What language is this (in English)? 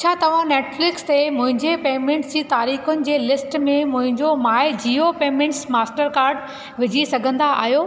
Sindhi